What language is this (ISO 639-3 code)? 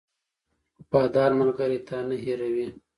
pus